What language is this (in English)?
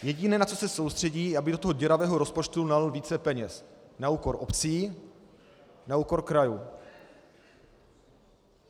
Czech